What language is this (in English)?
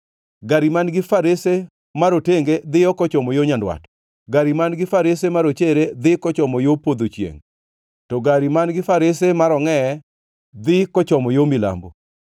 Luo (Kenya and Tanzania)